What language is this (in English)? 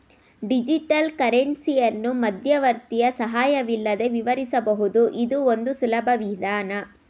Kannada